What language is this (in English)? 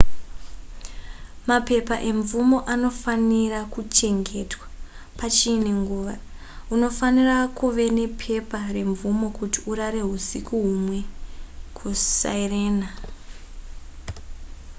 Shona